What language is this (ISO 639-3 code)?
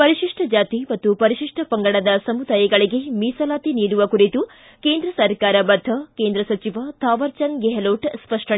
kan